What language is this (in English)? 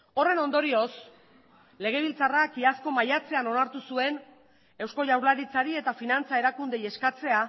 Basque